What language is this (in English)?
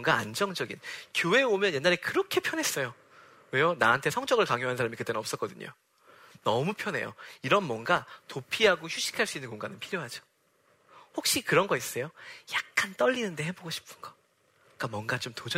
Korean